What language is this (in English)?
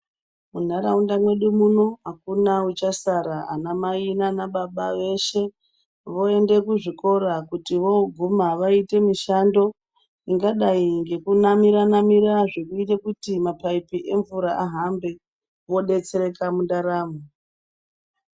Ndau